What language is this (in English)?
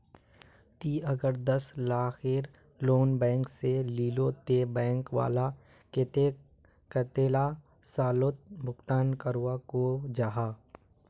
Magahi